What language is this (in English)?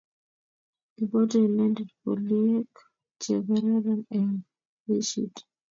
Kalenjin